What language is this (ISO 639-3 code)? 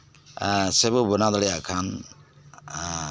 sat